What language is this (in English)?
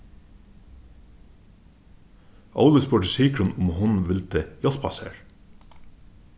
Faroese